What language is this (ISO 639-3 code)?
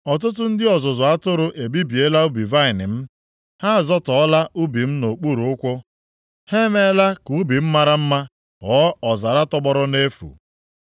ibo